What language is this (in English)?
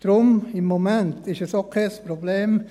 Swiss German